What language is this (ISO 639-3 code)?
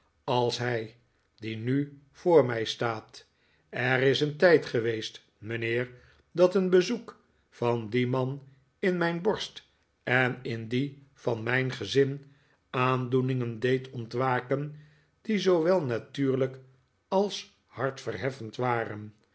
nld